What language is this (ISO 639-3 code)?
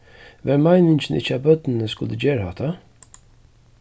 fao